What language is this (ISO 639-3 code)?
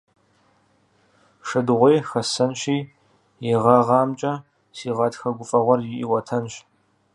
kbd